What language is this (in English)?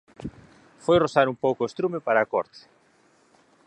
Galician